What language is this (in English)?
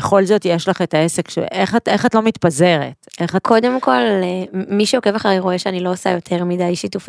Hebrew